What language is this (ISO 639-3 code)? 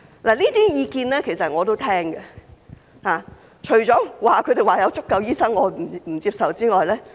yue